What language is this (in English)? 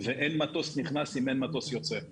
Hebrew